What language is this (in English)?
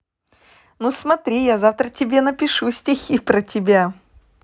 Russian